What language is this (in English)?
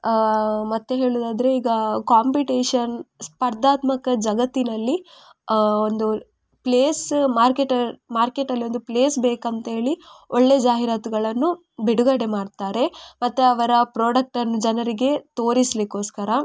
Kannada